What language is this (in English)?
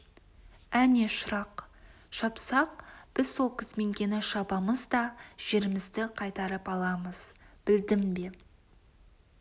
Kazakh